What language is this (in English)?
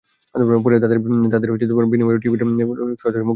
Bangla